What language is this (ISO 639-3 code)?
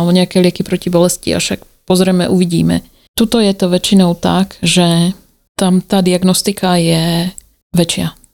slk